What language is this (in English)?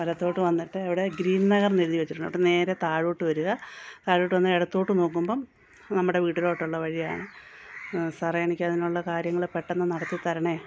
Malayalam